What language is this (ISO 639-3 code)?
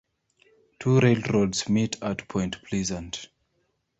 eng